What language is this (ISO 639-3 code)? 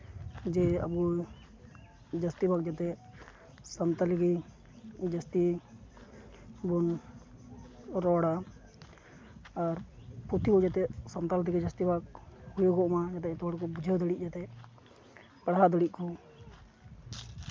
sat